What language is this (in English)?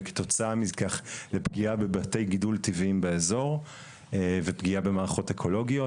Hebrew